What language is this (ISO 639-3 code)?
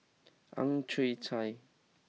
eng